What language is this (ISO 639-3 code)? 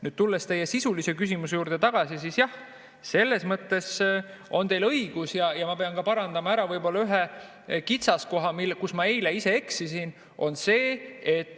est